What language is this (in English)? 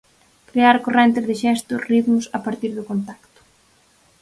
Galician